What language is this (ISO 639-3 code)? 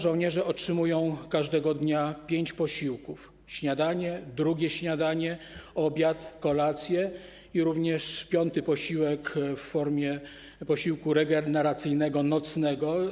pol